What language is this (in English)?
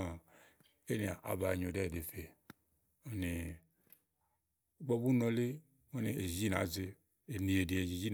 Igo